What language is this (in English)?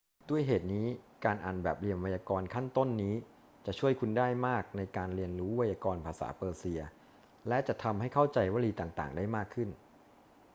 Thai